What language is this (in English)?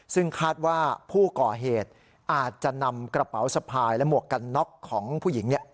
Thai